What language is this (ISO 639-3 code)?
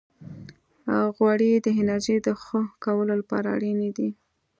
pus